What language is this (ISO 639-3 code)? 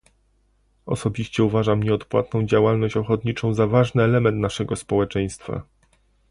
pol